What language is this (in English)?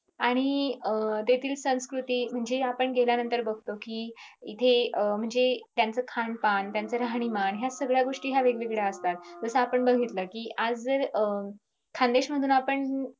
Marathi